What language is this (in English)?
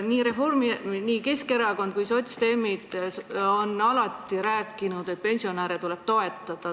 Estonian